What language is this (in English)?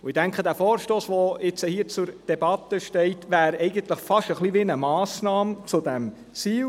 Swiss German